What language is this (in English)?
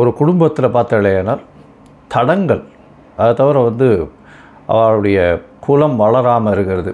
Tamil